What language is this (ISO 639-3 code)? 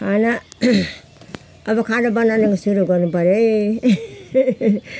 nep